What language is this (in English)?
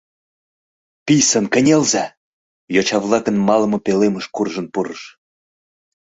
Mari